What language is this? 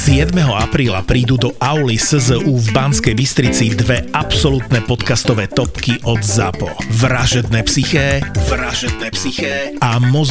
Czech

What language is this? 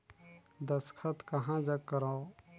Chhattisgarhi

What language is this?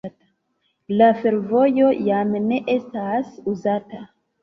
Esperanto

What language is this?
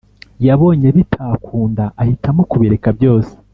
Kinyarwanda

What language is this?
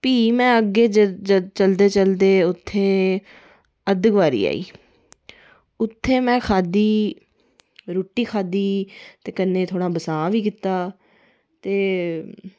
Dogri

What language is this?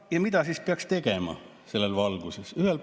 Estonian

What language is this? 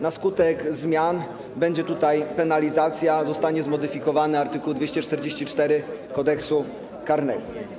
Polish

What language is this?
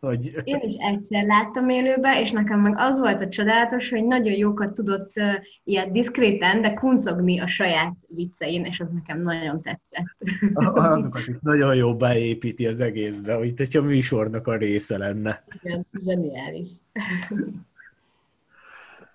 Hungarian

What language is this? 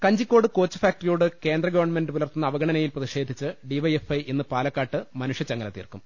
Malayalam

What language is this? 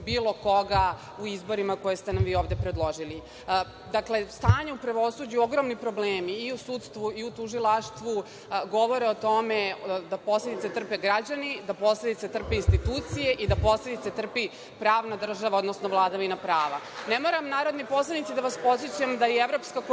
Serbian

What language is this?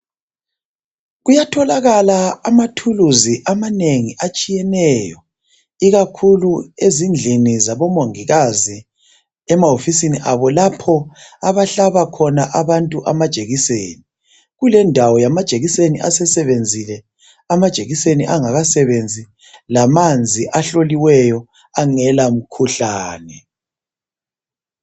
North Ndebele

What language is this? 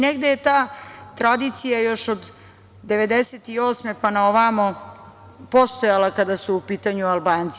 Serbian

